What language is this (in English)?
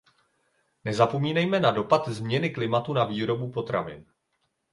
Czech